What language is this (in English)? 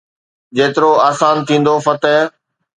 Sindhi